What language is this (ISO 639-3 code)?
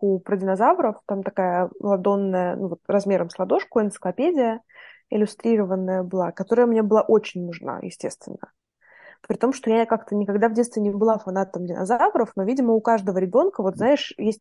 rus